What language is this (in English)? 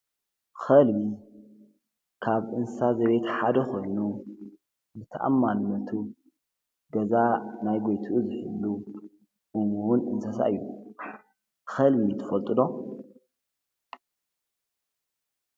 Tigrinya